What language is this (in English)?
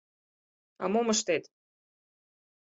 Mari